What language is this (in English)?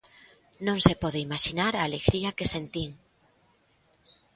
Galician